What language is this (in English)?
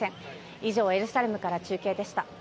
Japanese